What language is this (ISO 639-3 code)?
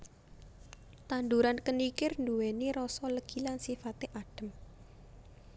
jav